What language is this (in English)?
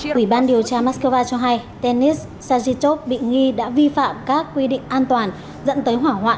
Vietnamese